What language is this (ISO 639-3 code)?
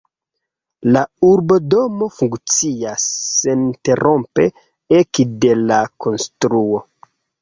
epo